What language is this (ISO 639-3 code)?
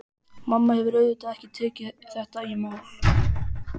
isl